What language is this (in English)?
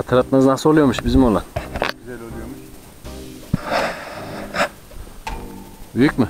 Turkish